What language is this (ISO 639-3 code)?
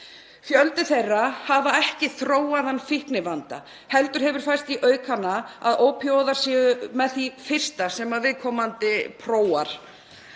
isl